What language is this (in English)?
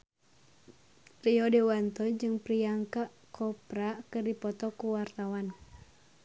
Sundanese